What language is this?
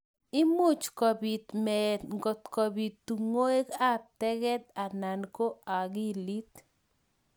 Kalenjin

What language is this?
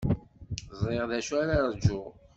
Kabyle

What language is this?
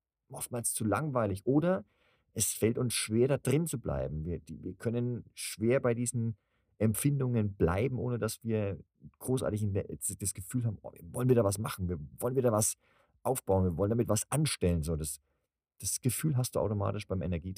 German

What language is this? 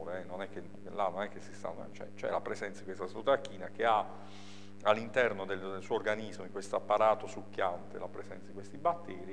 Italian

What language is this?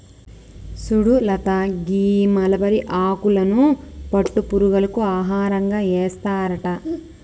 Telugu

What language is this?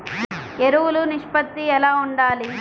Telugu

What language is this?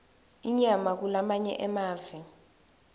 Swati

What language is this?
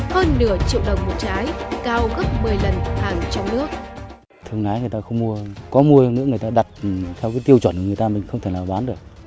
Vietnamese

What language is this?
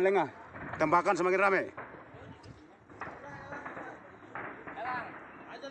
Indonesian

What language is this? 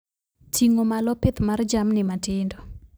Luo (Kenya and Tanzania)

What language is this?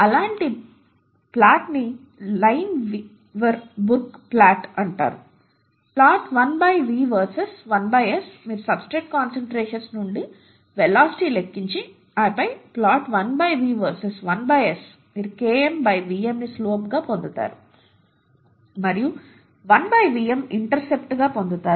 Telugu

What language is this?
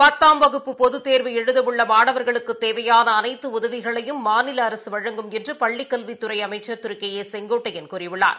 Tamil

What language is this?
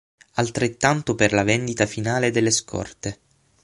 Italian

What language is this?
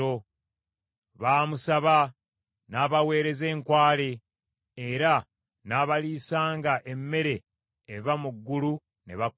Ganda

